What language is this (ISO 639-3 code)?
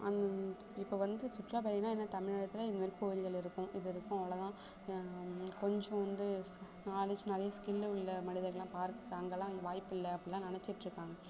tam